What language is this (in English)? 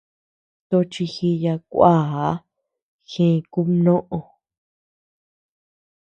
Tepeuxila Cuicatec